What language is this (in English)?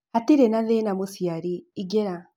Kikuyu